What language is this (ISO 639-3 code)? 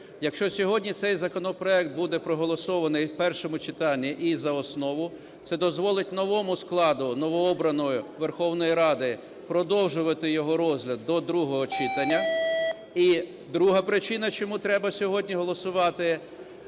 ukr